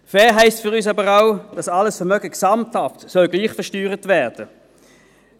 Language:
Swiss German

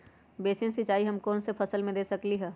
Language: Magahi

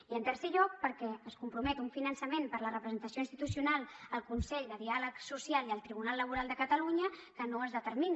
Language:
Catalan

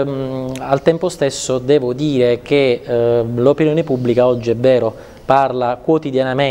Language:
Italian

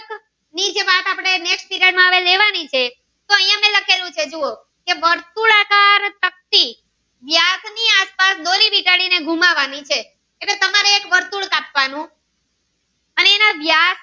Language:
Gujarati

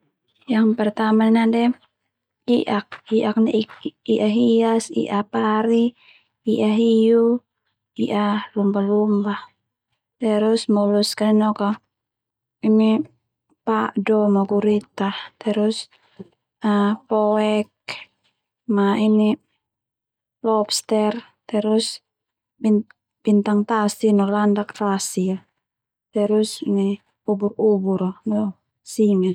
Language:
Termanu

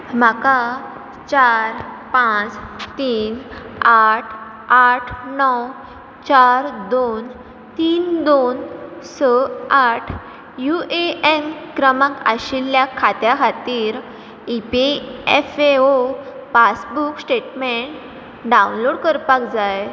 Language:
Konkani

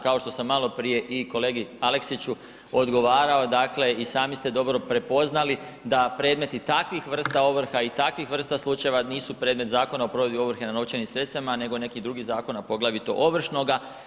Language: Croatian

